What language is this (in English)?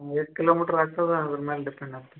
Kannada